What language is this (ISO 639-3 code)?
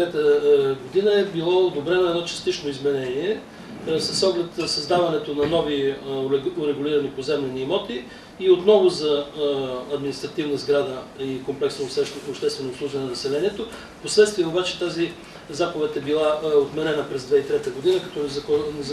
bul